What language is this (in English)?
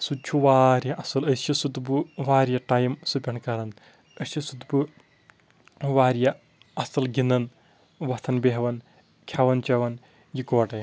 Kashmiri